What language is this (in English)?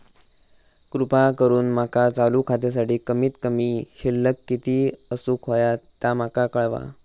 Marathi